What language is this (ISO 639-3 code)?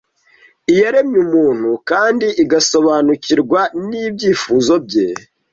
kin